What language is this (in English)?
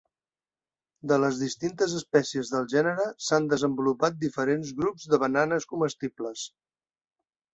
Catalan